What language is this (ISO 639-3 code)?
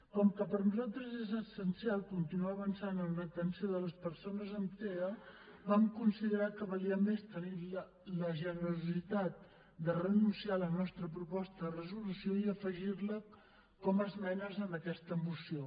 cat